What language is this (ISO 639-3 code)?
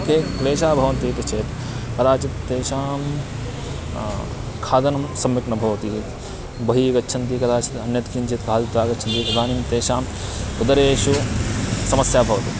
san